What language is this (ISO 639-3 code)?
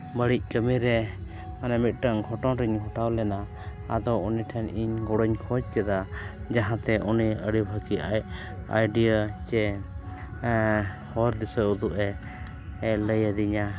sat